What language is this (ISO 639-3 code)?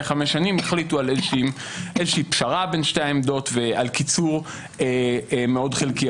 heb